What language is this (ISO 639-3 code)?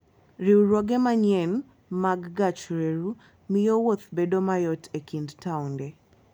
luo